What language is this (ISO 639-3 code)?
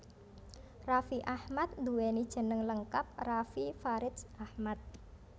jav